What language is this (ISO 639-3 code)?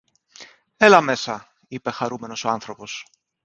ell